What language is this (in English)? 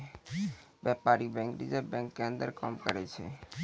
Maithili